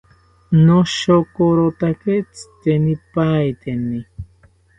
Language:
South Ucayali Ashéninka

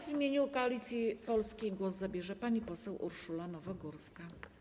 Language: Polish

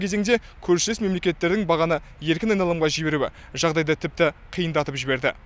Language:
Kazakh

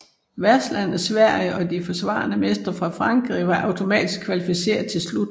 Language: Danish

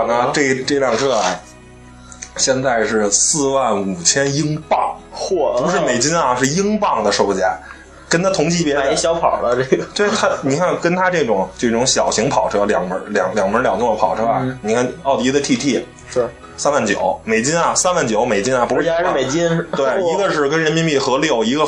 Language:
Chinese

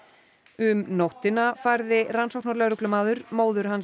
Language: Icelandic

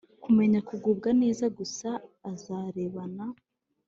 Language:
Kinyarwanda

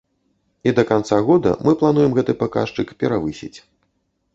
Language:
Belarusian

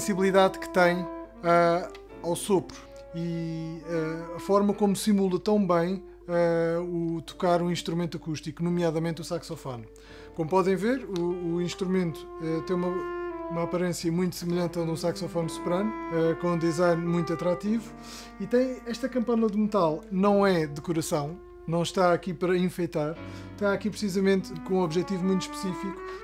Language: Portuguese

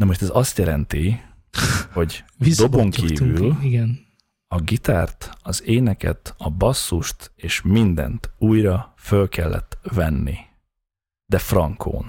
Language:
Hungarian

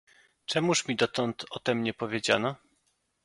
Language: Polish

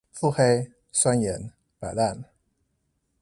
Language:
Chinese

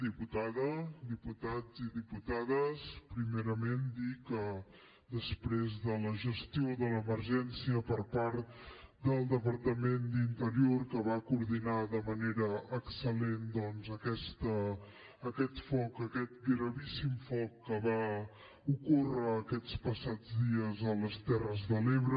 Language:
Catalan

